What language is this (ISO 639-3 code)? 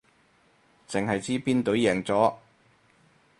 yue